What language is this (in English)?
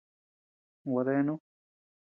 Tepeuxila Cuicatec